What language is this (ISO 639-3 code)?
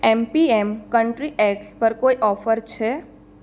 guj